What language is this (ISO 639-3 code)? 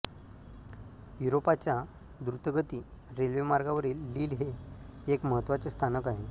mar